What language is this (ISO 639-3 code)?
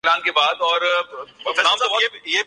urd